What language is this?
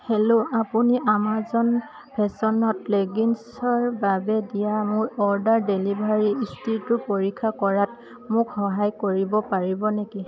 Assamese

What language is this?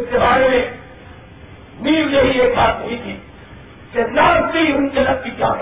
Urdu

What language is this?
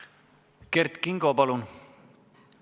Estonian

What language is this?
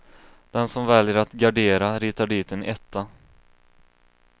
Swedish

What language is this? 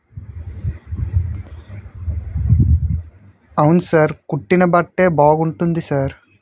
Telugu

